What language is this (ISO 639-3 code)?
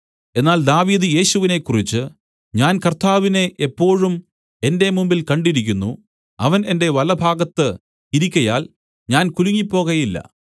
mal